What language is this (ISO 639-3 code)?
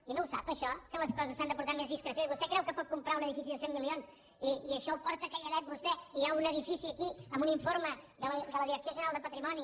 cat